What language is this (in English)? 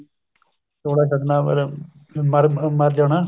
Punjabi